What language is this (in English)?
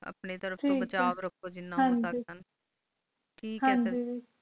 Punjabi